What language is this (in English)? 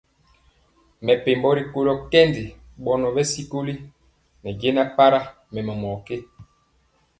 Mpiemo